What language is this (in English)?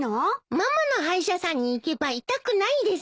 Japanese